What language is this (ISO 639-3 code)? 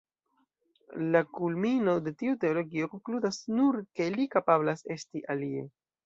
epo